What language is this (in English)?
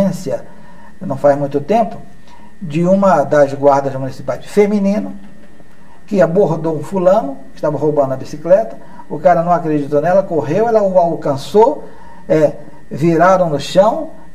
Portuguese